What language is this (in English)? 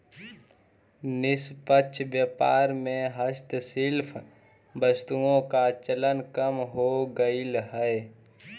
Magahi